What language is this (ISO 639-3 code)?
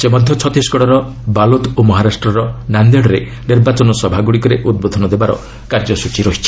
ori